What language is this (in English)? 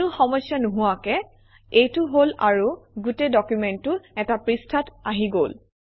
Assamese